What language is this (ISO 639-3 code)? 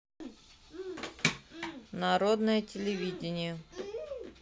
rus